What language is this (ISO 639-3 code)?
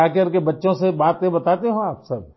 urd